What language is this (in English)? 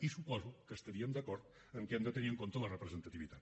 Catalan